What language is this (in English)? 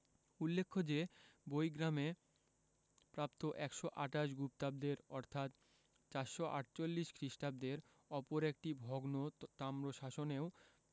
Bangla